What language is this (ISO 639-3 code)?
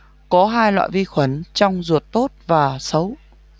vie